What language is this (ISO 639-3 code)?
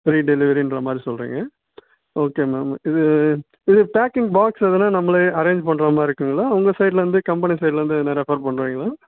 tam